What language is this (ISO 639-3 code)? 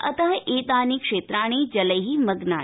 san